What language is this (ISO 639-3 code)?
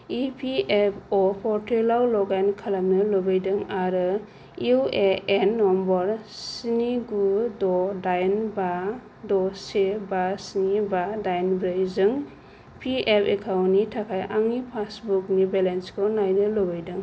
brx